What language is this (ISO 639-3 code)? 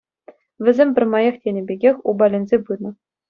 chv